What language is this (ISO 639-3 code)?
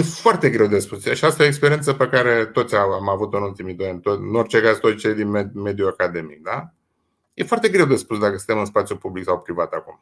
ron